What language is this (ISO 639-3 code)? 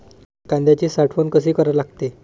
mar